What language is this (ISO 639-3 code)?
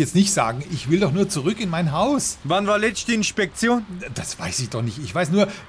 deu